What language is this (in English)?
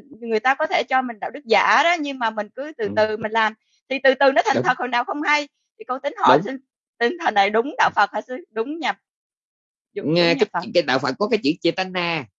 Vietnamese